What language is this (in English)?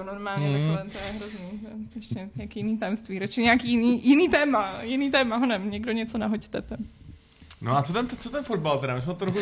Czech